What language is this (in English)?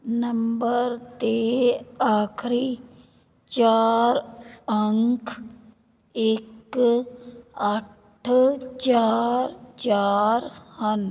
Punjabi